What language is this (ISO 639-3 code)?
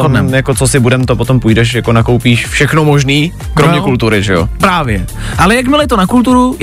ces